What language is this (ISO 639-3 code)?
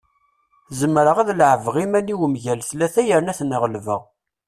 kab